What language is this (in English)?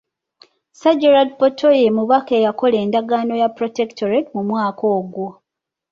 Ganda